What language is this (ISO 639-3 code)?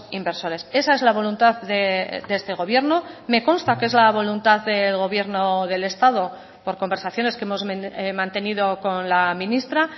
spa